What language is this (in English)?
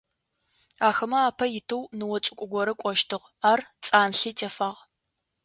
Adyghe